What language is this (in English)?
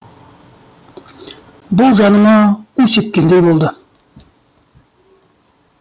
Kazakh